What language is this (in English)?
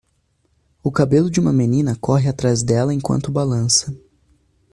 Portuguese